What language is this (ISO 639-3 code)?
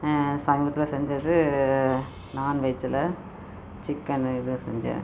tam